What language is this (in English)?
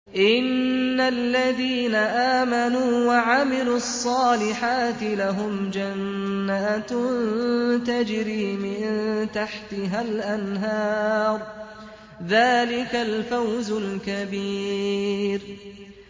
Arabic